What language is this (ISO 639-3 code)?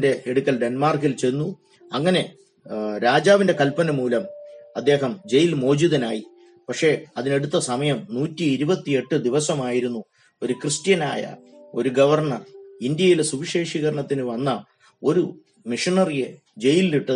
mal